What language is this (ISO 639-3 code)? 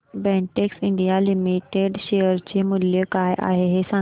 mar